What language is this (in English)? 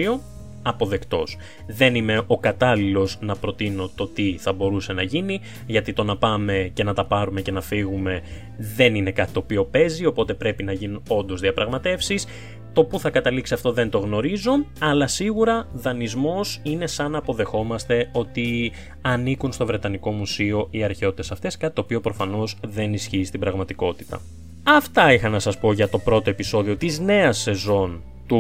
Greek